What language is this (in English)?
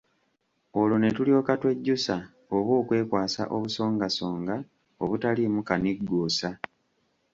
Ganda